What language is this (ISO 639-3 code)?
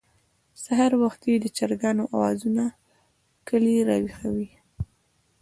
pus